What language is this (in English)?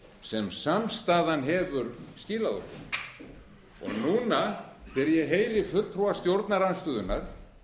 Icelandic